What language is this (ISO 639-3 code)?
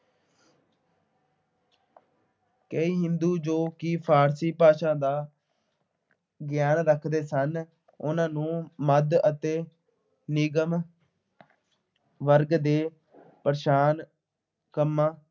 pan